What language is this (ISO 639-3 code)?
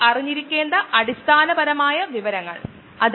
mal